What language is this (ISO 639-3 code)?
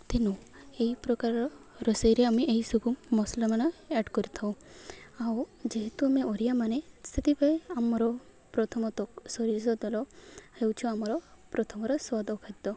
ori